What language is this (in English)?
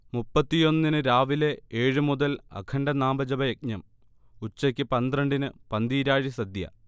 Malayalam